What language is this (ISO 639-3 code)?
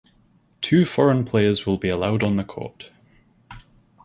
eng